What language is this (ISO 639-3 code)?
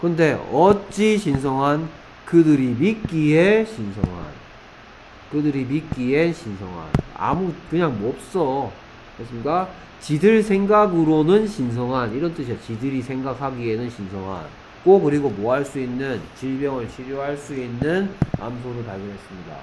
kor